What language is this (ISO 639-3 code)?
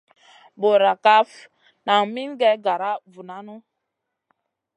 mcn